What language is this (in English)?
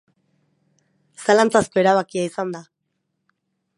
Basque